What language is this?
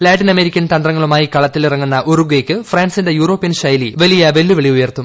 Malayalam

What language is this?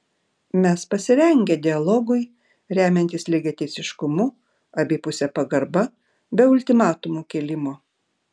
Lithuanian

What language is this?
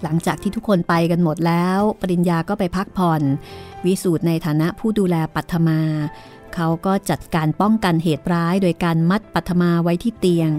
Thai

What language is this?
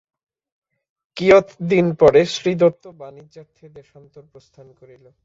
Bangla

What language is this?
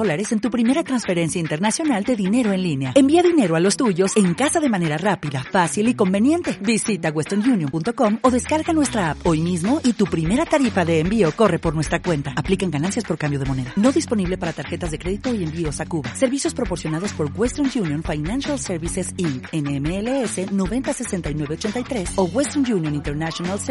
Spanish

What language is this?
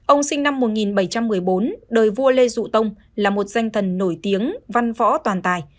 Vietnamese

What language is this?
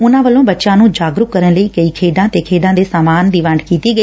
Punjabi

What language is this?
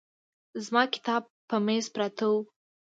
Pashto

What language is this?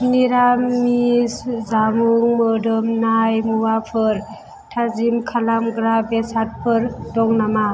Bodo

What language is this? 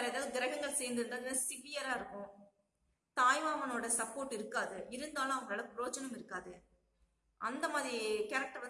Spanish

